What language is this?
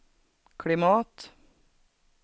Swedish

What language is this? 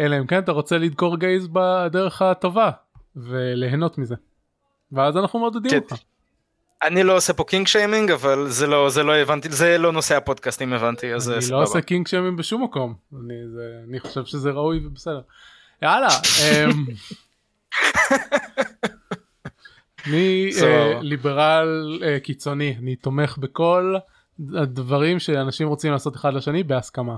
Hebrew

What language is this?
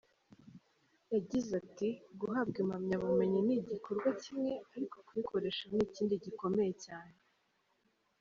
Kinyarwanda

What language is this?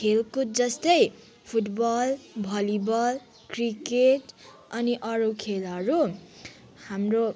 Nepali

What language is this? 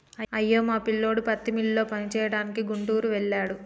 Telugu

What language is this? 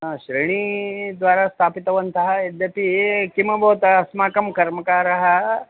Sanskrit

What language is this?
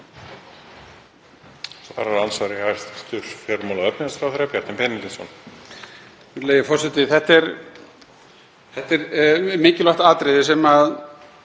Icelandic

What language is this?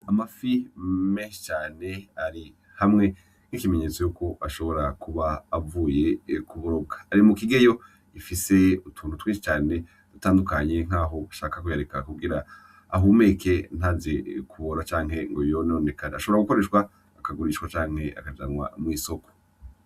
Rundi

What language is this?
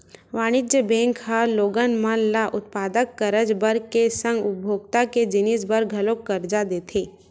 Chhattisgarhi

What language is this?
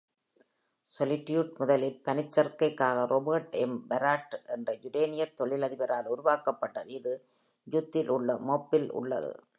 Tamil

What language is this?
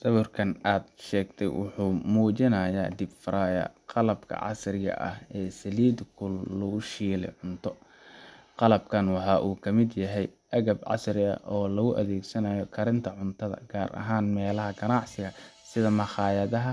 Somali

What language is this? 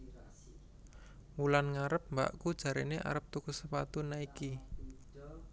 Javanese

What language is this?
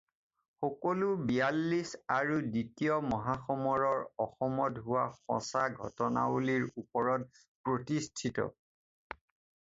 Assamese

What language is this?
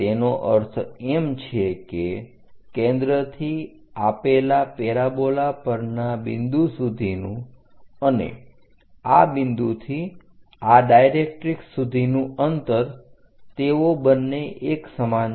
Gujarati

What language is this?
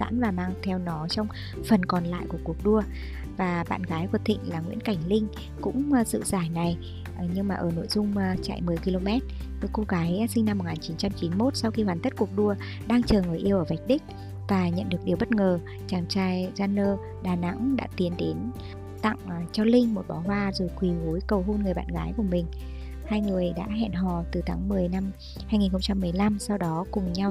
Vietnamese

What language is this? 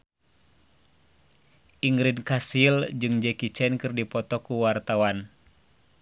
Sundanese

